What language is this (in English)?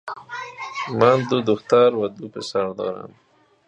Persian